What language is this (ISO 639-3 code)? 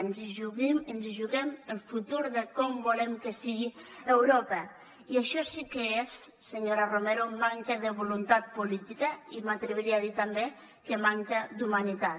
cat